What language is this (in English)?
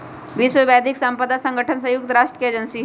Magahi